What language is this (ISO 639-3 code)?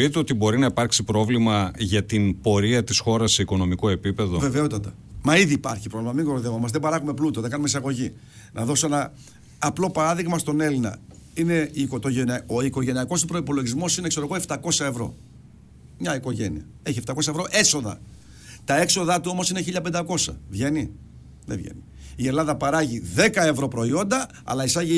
ell